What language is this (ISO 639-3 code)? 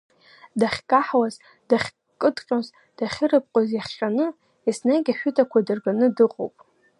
abk